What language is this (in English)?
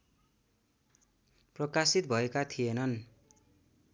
Nepali